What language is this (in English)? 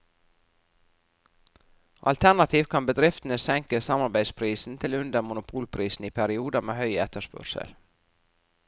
Norwegian